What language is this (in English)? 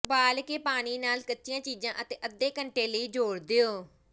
Punjabi